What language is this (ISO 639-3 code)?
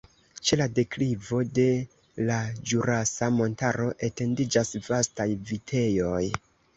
epo